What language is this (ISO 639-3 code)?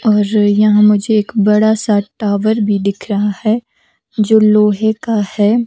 hin